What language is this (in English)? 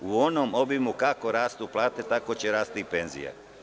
Serbian